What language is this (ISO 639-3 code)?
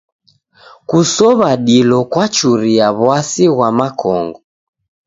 dav